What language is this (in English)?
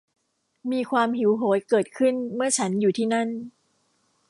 Thai